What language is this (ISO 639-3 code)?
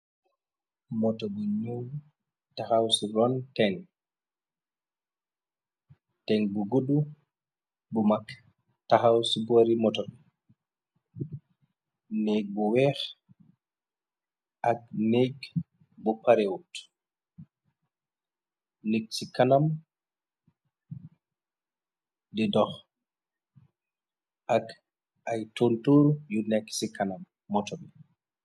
wol